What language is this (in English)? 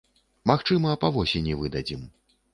Belarusian